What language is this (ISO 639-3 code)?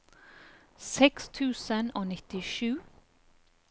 nor